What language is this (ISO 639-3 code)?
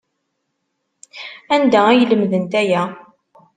kab